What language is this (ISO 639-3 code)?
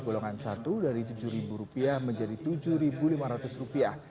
ind